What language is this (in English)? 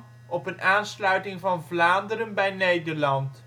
Dutch